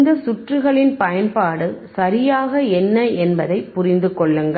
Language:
Tamil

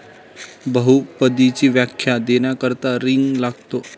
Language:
Marathi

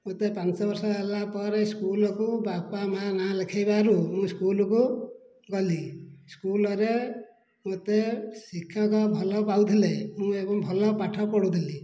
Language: Odia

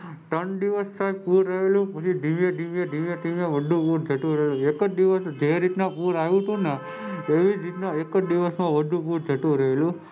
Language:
Gujarati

